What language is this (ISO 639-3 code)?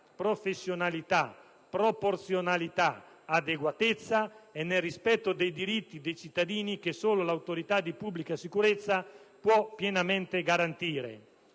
ita